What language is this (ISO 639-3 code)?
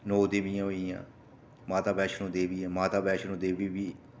doi